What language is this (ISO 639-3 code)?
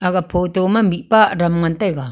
nnp